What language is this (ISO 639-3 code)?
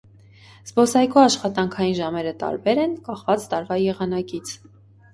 hye